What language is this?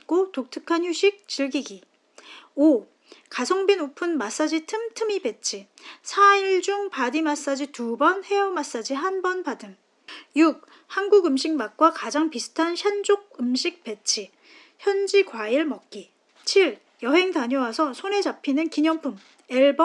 Korean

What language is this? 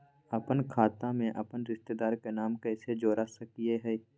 Magahi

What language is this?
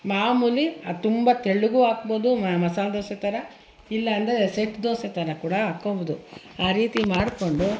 Kannada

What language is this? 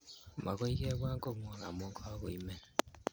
Kalenjin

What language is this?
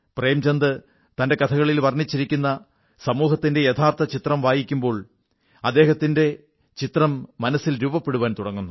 Malayalam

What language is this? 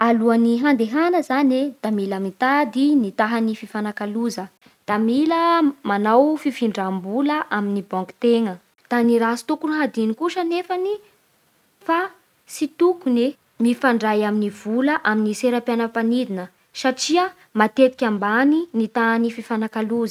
Bara Malagasy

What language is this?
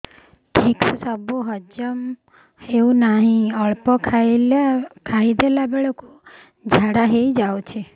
Odia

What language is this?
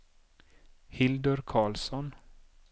Swedish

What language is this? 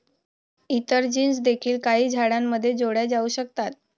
Marathi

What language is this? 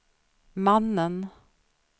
Swedish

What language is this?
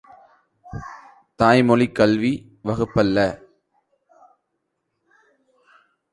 Tamil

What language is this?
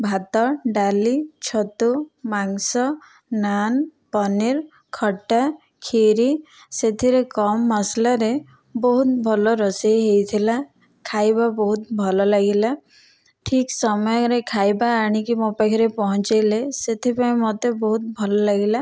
Odia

